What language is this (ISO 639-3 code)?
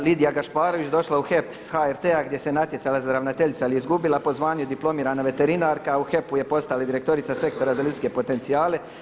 hrv